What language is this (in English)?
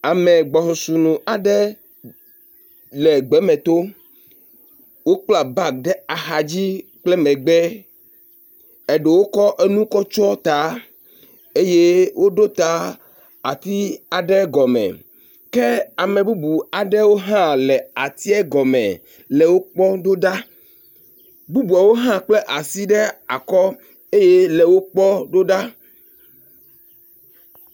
Ewe